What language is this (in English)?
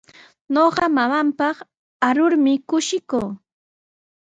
Sihuas Ancash Quechua